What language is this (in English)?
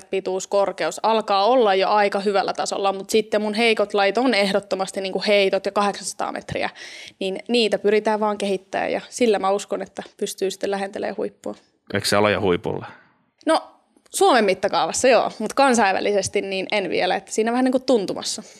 Finnish